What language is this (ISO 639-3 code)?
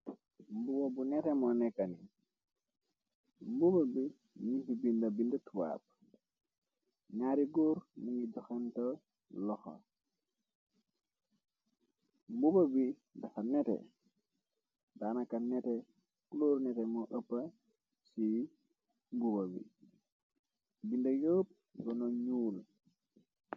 wol